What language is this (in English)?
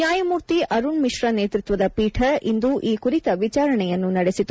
Kannada